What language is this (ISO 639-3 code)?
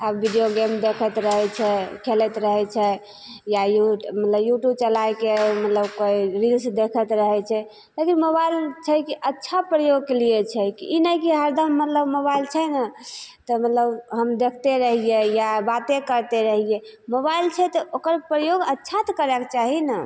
mai